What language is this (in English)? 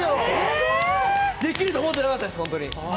Japanese